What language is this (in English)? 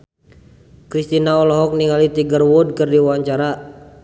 Sundanese